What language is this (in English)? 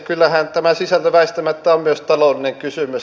Finnish